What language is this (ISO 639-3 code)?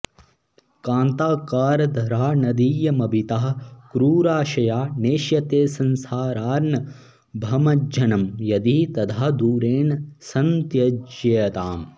san